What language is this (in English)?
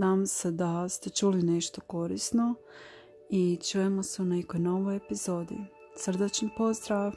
Croatian